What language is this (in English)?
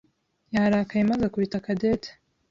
Kinyarwanda